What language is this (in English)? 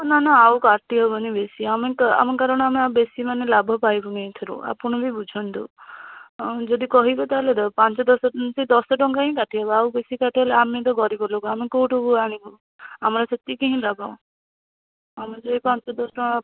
Odia